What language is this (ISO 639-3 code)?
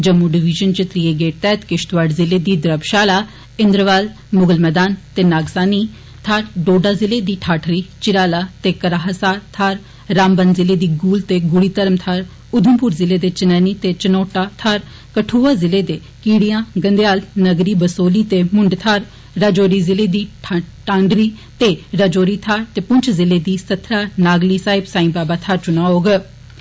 doi